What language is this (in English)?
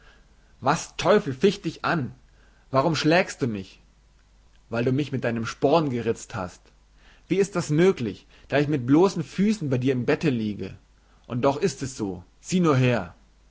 German